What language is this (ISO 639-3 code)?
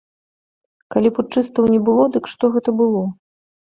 bel